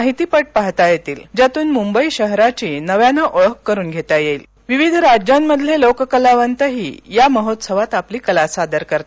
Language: Marathi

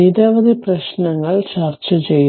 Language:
Malayalam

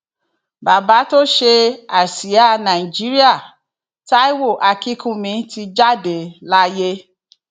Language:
Yoruba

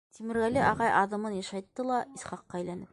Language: Bashkir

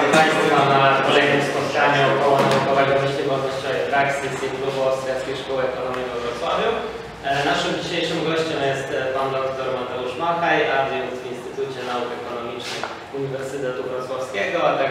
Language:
Polish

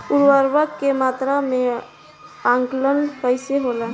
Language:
Bhojpuri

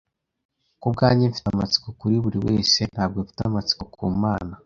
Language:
Kinyarwanda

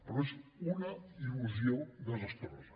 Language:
Catalan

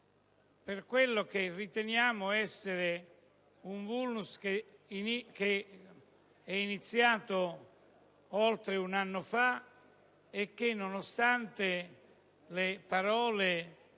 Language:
Italian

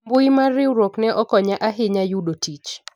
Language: Luo (Kenya and Tanzania)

